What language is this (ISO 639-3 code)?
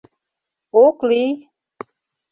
chm